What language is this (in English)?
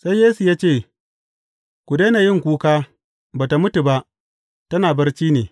Hausa